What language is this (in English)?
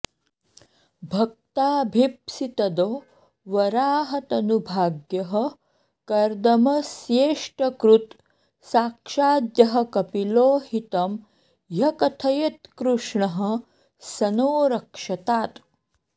Sanskrit